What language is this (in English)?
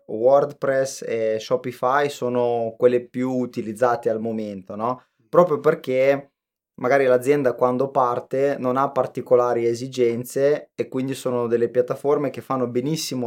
Italian